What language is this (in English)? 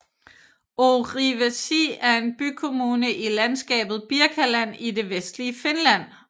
Danish